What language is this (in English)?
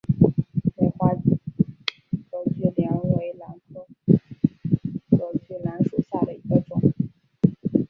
Chinese